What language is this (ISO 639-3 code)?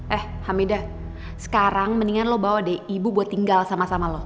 ind